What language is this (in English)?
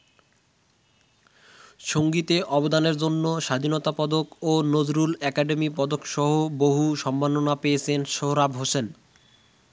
Bangla